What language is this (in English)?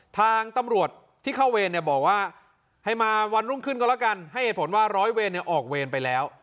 Thai